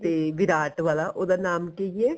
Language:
Punjabi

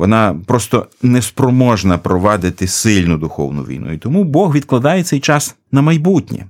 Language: Ukrainian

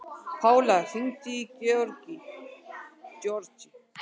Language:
Icelandic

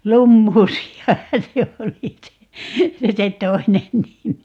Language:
Finnish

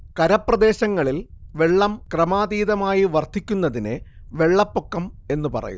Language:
Malayalam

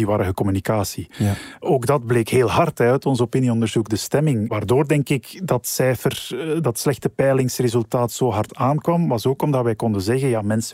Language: Dutch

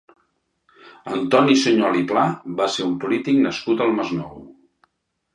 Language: Catalan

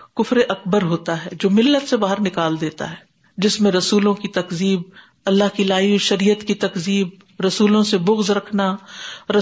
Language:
Urdu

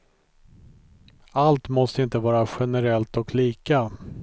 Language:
Swedish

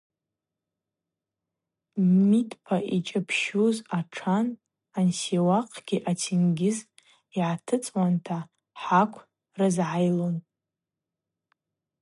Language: Abaza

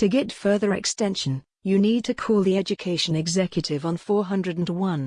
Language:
English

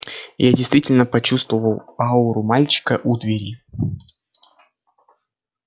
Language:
Russian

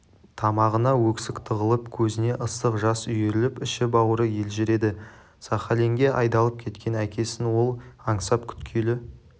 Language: Kazakh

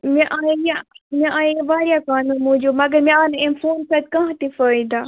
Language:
Kashmiri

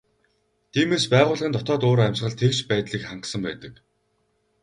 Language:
Mongolian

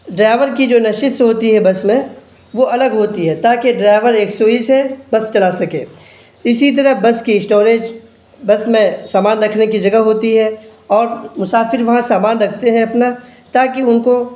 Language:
Urdu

